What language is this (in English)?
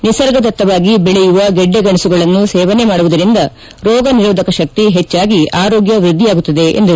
Kannada